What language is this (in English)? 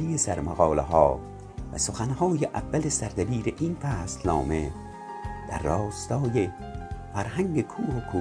Persian